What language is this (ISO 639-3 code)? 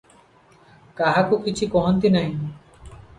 ori